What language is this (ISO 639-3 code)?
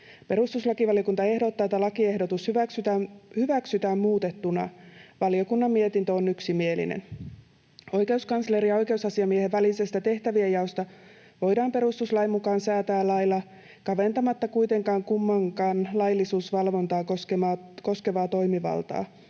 fin